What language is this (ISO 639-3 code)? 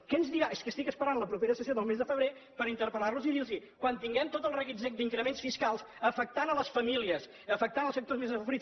cat